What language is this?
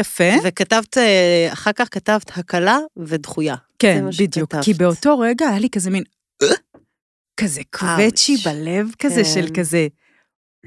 Hebrew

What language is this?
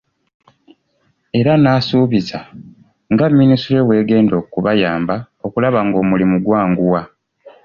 Ganda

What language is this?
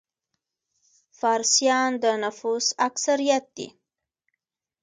Pashto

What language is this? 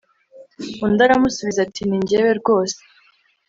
Kinyarwanda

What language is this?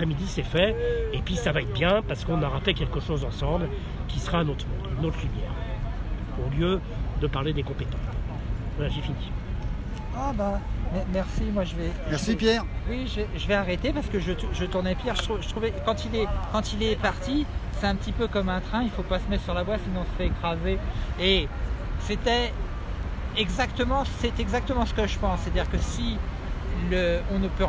French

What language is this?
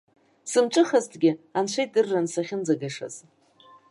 Abkhazian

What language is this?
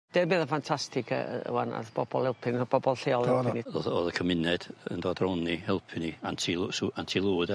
Welsh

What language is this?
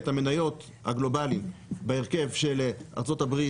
Hebrew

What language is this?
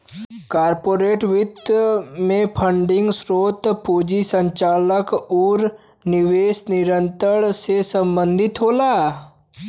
Bhojpuri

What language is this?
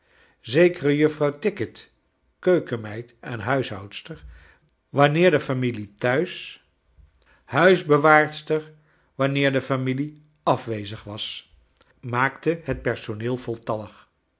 Dutch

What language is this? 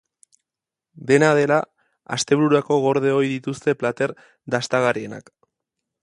Basque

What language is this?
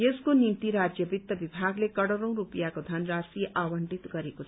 Nepali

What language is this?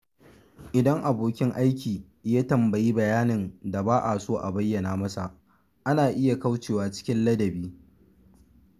Hausa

